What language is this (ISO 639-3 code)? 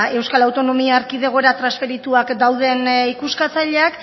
eus